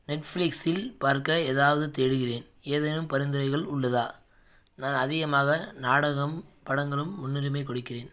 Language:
Tamil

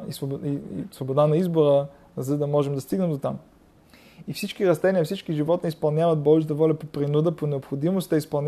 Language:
Bulgarian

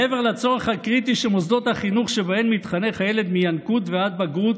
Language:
Hebrew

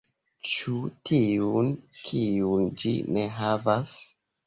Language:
Esperanto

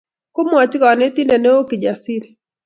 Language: Kalenjin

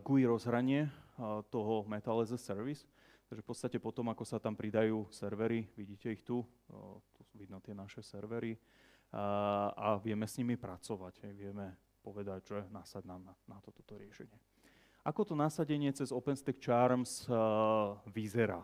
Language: Slovak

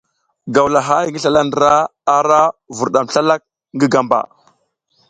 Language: South Giziga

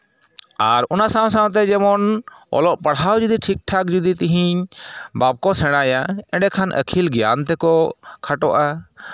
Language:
Santali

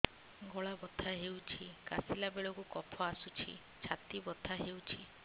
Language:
Odia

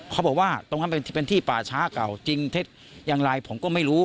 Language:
Thai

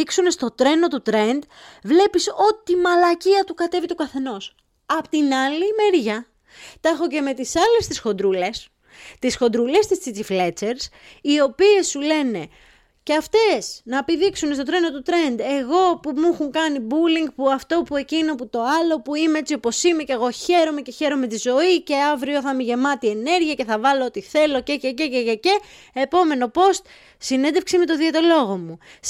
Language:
Greek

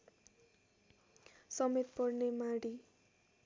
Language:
Nepali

